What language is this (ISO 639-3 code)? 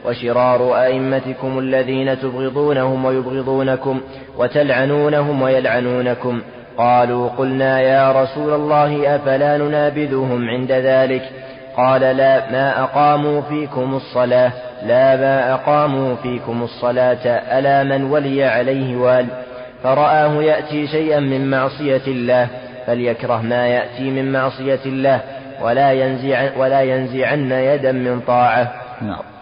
ara